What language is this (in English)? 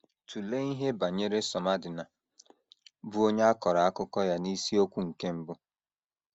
Igbo